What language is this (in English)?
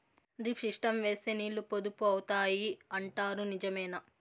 Telugu